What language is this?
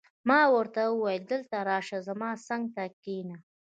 Pashto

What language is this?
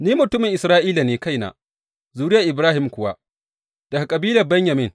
Hausa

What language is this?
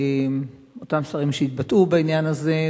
Hebrew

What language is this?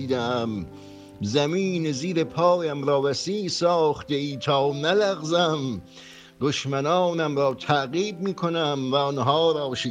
Persian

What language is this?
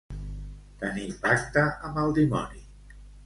Catalan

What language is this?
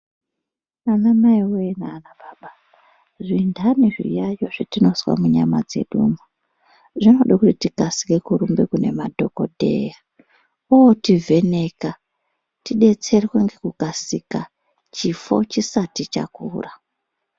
Ndau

